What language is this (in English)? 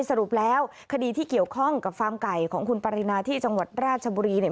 Thai